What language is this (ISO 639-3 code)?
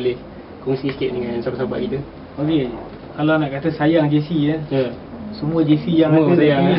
msa